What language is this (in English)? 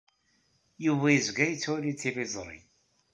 Kabyle